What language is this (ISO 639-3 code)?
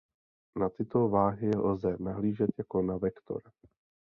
ces